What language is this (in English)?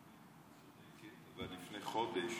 Hebrew